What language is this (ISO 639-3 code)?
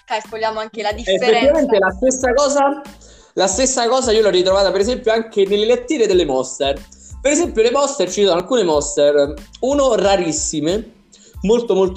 ita